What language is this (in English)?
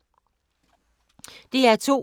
Danish